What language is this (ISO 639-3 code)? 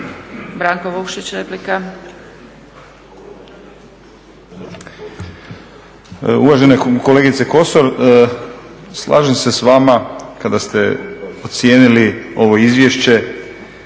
hrv